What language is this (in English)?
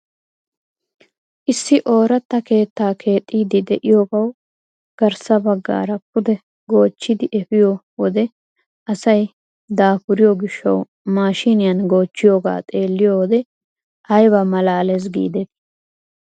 Wolaytta